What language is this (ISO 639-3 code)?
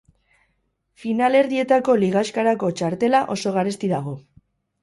eus